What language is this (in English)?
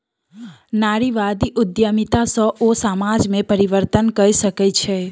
Maithili